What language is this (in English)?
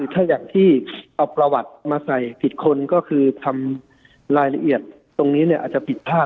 Thai